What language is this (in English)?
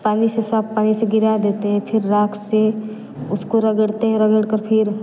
Hindi